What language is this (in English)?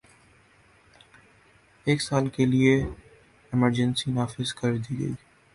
Urdu